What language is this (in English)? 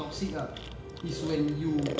English